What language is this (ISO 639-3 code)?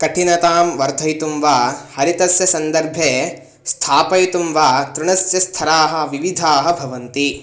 san